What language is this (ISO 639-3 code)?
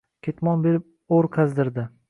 uzb